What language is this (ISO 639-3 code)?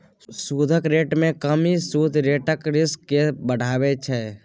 mai